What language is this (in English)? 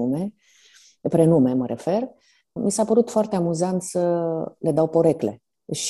Romanian